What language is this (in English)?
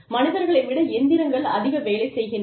Tamil